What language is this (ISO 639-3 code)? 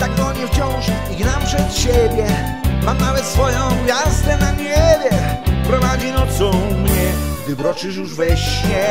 pol